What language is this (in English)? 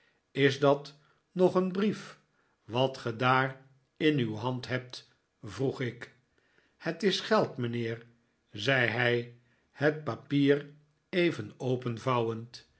Dutch